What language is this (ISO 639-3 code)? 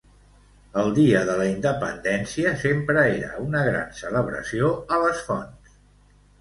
cat